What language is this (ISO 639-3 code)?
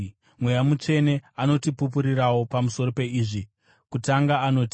sna